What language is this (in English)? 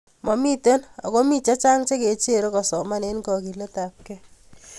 Kalenjin